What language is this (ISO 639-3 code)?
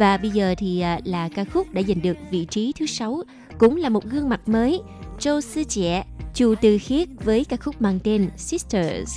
vie